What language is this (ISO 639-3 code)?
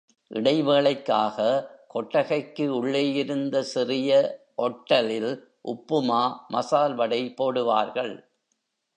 tam